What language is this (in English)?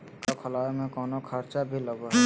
Magahi